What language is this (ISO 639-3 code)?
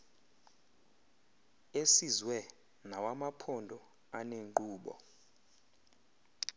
xho